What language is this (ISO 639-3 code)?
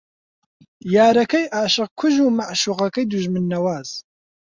ckb